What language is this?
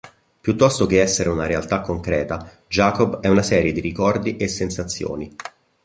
Italian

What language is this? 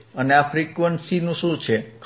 Gujarati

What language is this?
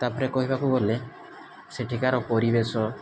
Odia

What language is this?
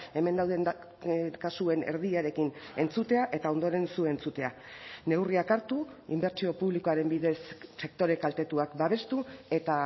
Basque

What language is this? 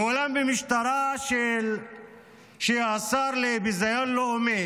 Hebrew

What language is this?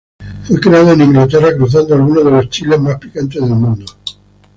Spanish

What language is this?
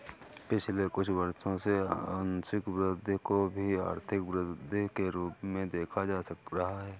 Hindi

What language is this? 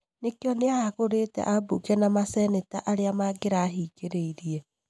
Kikuyu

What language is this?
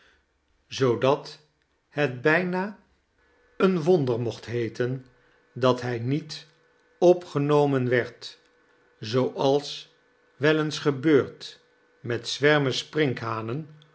Dutch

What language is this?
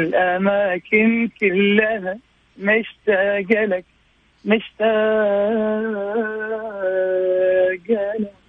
Arabic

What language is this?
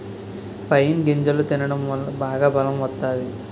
Telugu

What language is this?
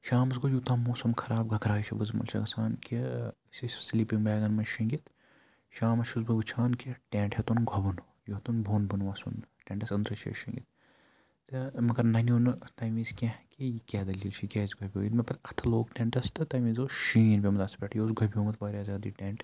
Kashmiri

